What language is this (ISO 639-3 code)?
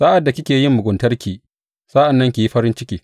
hau